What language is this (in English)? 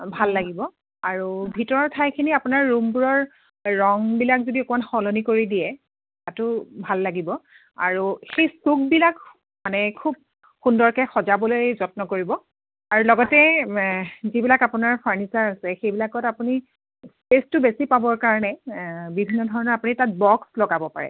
Assamese